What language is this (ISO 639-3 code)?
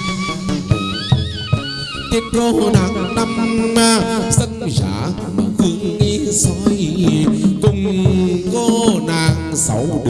vie